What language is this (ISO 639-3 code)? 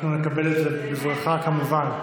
heb